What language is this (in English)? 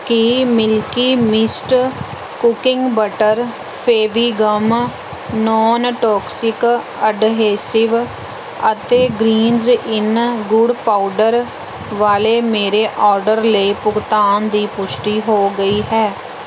Punjabi